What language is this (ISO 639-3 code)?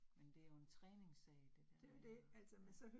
dan